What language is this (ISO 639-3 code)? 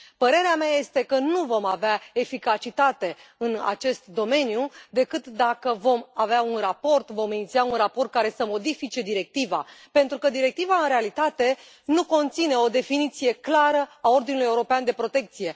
ron